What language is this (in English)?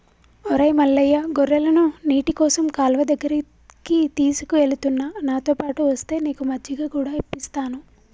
Telugu